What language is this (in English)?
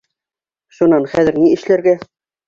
Bashkir